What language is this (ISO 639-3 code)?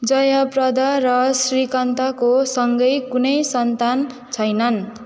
nep